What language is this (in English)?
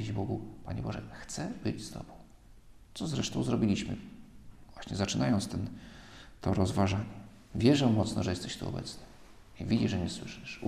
Polish